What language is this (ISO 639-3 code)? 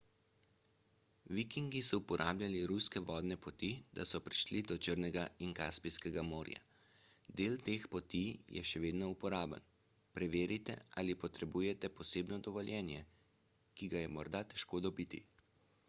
slv